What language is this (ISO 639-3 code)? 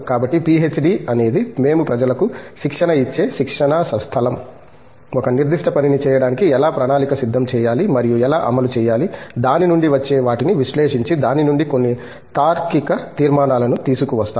tel